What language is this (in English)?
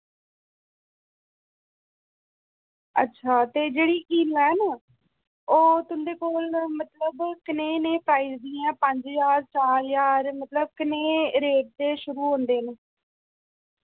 Dogri